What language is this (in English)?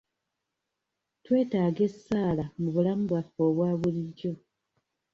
Ganda